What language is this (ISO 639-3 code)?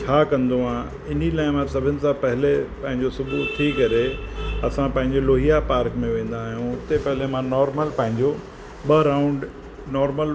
snd